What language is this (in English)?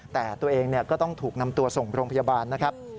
Thai